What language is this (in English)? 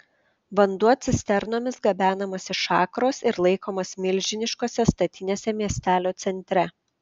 Lithuanian